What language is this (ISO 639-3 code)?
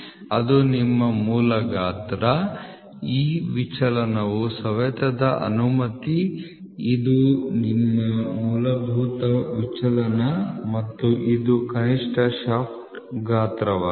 kan